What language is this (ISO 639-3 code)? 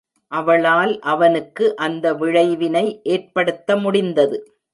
tam